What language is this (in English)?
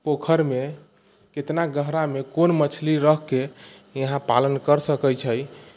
Maithili